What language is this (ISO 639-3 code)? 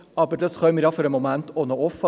gsw